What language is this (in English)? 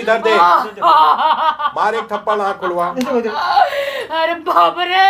Hindi